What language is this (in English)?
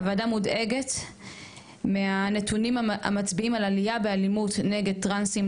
Hebrew